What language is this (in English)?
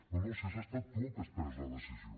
Catalan